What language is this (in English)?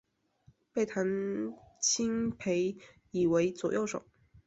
Chinese